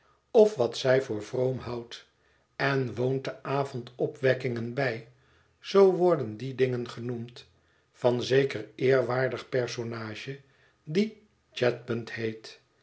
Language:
Dutch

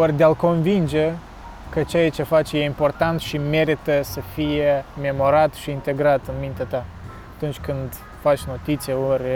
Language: Romanian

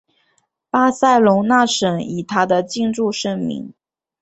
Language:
Chinese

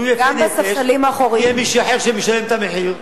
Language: Hebrew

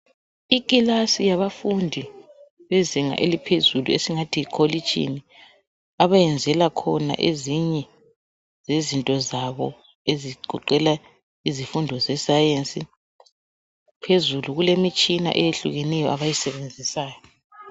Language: North Ndebele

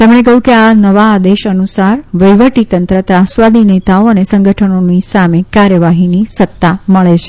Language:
Gujarati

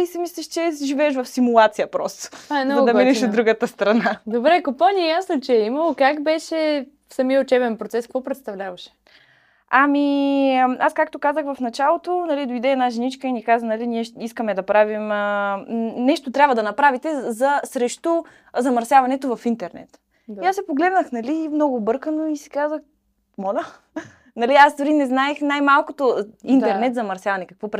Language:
Bulgarian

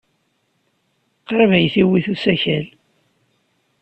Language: Kabyle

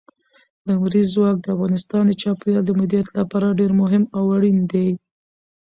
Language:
Pashto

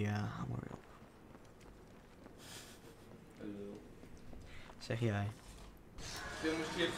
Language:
Dutch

